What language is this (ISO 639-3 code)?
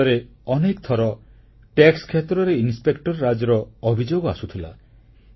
ori